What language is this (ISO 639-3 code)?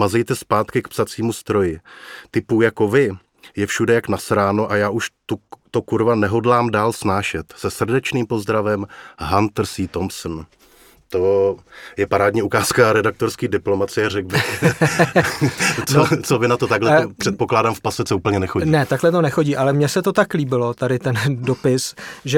ces